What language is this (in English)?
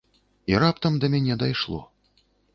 Belarusian